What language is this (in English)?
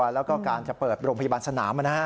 Thai